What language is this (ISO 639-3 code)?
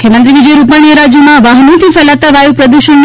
guj